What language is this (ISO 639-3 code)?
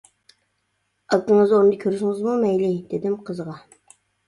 uig